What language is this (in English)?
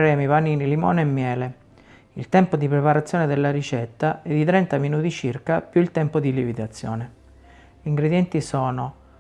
Italian